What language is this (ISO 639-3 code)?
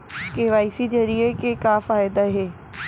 hne